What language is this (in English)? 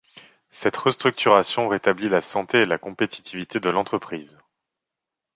French